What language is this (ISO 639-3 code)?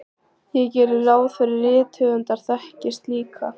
isl